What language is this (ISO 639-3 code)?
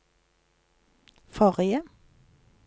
nor